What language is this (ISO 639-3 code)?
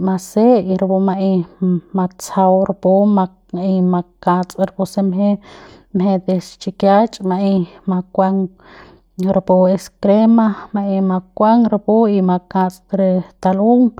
pbs